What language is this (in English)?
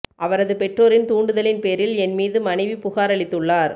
Tamil